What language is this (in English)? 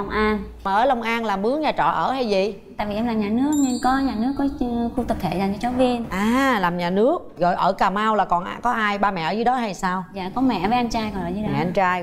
Vietnamese